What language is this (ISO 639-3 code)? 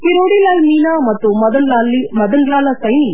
kan